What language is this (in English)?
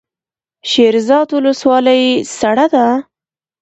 Pashto